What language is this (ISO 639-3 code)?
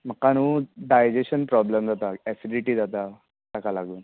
kok